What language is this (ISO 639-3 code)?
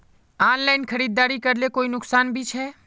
mag